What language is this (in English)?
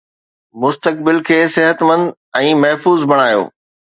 Sindhi